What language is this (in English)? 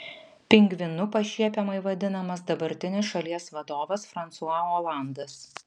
Lithuanian